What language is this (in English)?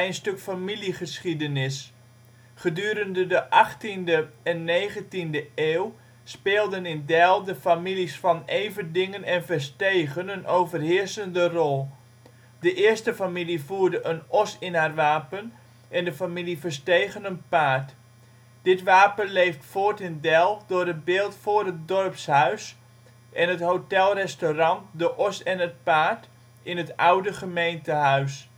Dutch